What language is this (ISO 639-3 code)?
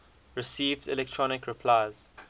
eng